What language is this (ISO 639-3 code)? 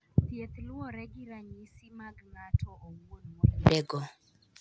luo